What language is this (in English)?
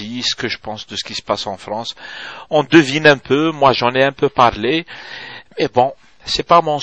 French